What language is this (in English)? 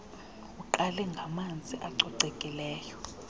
Xhosa